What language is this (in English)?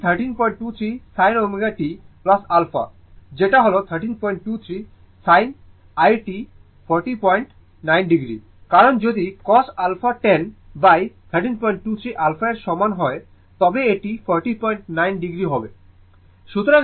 Bangla